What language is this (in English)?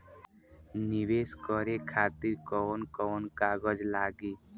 Bhojpuri